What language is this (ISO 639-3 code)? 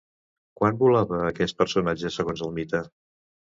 cat